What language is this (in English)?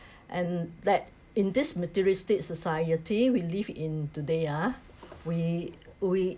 English